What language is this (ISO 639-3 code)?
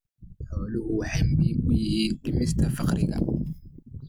som